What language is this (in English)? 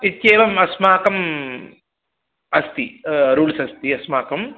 Sanskrit